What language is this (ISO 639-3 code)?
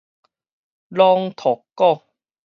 nan